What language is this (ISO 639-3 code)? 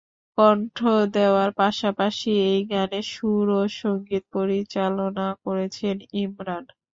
ben